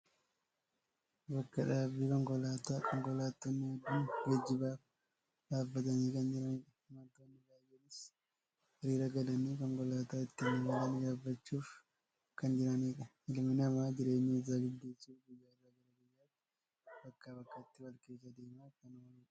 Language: Oromo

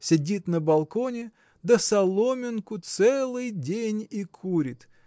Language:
Russian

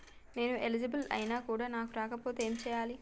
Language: Telugu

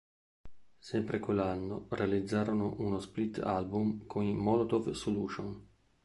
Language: Italian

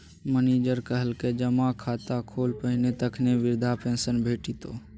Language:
Maithili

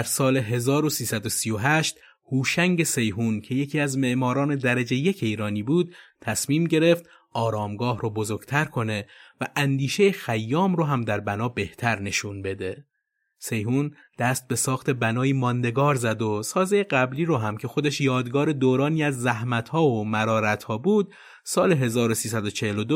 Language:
Persian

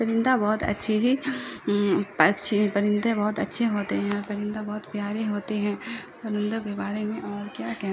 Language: Urdu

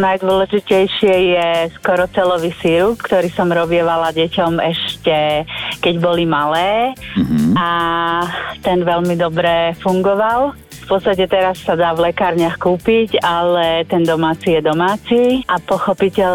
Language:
Slovak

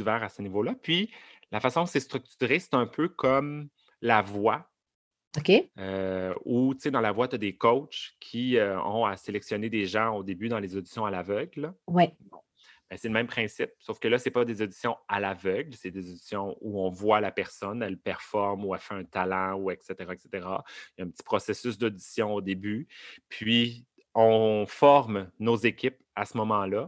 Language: French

